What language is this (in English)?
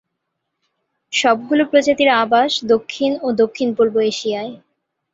Bangla